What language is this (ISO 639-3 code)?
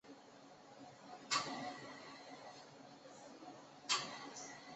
zho